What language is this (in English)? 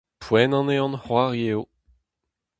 Breton